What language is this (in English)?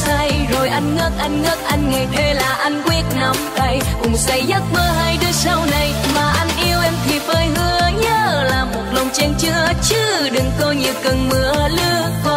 Vietnamese